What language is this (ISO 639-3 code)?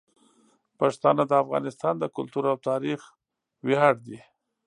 pus